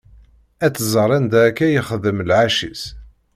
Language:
Kabyle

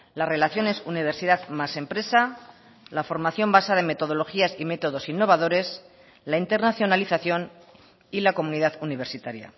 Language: Spanish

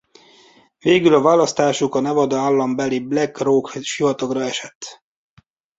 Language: Hungarian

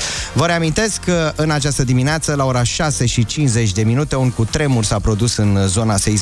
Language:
Romanian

